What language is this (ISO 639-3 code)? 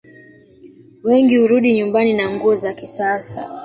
swa